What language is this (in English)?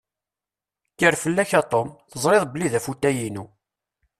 Kabyle